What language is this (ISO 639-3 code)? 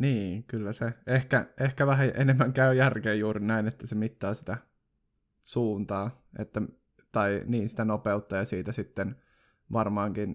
fin